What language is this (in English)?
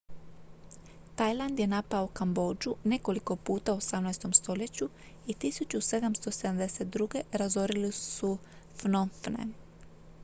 Croatian